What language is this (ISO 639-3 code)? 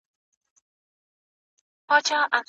pus